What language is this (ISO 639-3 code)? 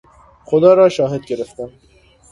fas